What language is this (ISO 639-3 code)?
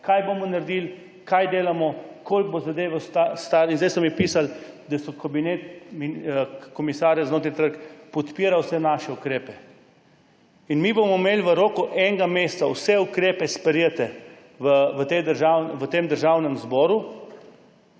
slv